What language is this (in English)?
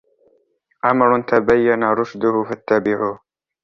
Arabic